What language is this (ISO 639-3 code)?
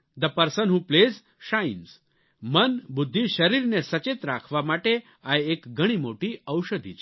guj